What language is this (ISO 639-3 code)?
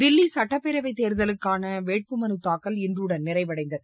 tam